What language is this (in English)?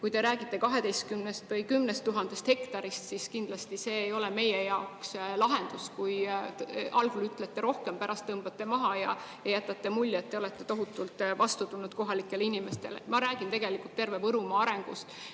Estonian